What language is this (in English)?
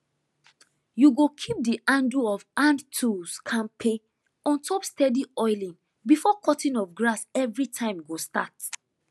Nigerian Pidgin